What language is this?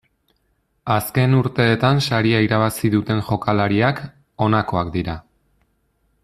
Basque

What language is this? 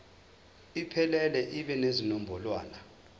Zulu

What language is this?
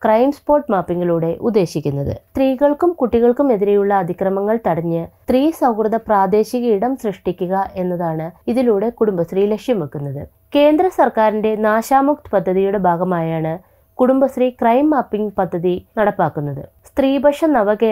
Romanian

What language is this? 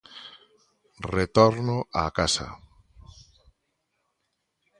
Galician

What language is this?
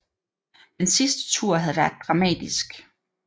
Danish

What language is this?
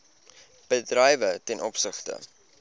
Afrikaans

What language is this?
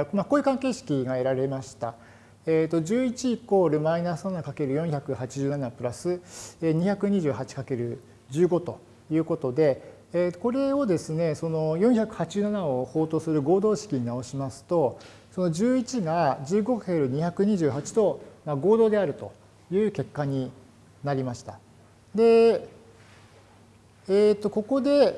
Japanese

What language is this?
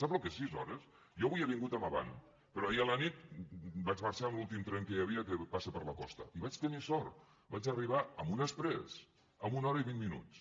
Catalan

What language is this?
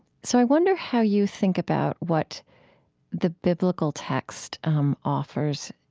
English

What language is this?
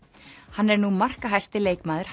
Icelandic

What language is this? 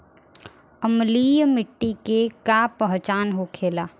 Bhojpuri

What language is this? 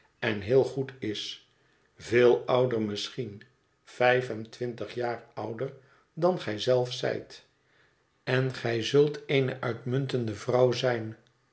Dutch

